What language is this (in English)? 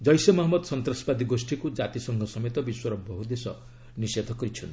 Odia